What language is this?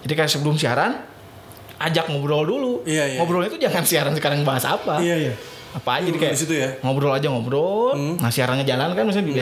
Indonesian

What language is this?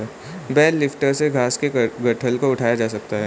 Hindi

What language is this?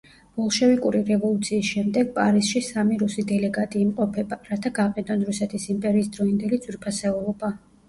Georgian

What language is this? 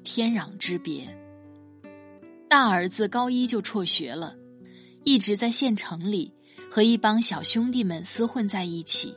Chinese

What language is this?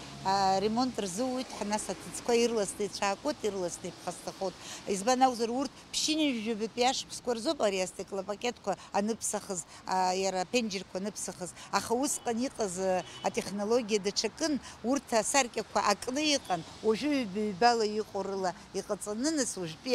Russian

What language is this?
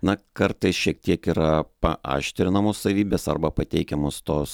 Lithuanian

